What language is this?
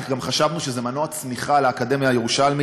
Hebrew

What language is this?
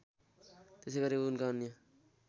Nepali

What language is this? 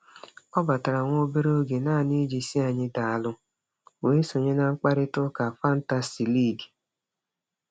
Igbo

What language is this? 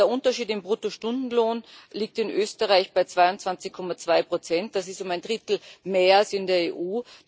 German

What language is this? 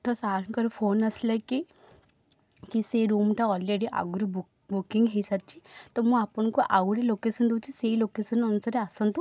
Odia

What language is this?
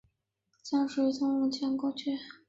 Chinese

